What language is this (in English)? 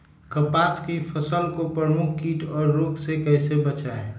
Magahi